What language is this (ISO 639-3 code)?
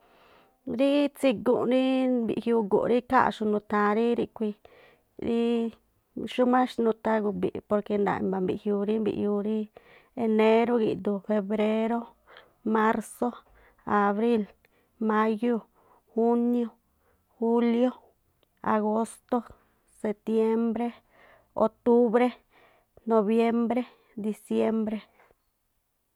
tpl